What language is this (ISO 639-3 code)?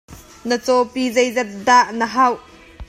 cnh